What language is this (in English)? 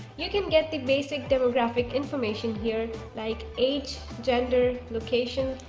English